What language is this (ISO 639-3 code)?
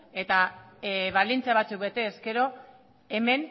eus